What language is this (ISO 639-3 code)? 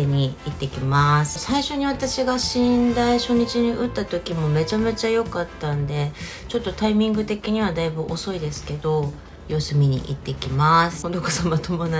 jpn